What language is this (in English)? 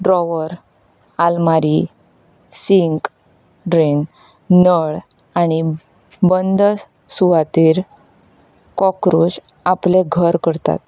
Konkani